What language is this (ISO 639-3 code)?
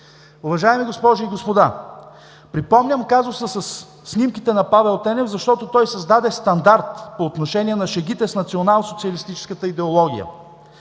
bul